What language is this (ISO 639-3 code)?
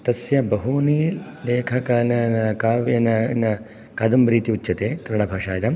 san